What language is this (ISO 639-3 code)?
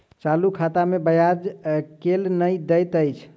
mai